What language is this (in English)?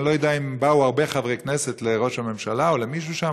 Hebrew